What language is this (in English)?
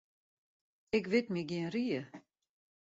Western Frisian